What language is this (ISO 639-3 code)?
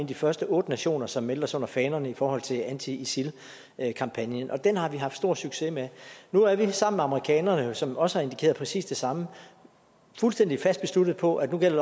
dan